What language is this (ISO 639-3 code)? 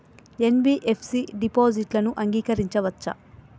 tel